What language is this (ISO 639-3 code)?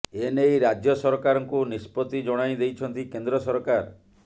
ori